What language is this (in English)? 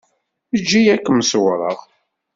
Kabyle